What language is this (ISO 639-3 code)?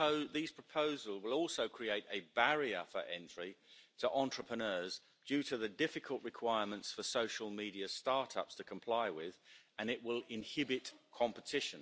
eng